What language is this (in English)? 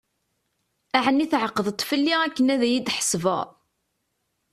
Kabyle